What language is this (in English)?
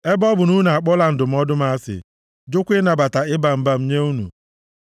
Igbo